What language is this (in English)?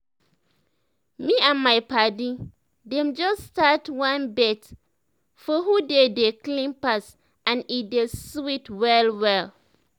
Nigerian Pidgin